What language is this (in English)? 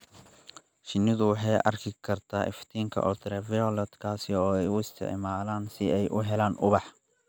Somali